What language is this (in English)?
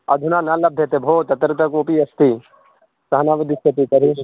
Sanskrit